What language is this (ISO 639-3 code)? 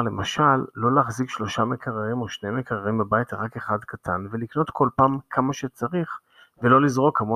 heb